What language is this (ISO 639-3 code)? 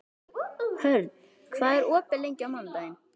isl